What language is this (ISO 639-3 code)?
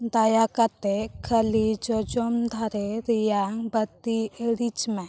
sat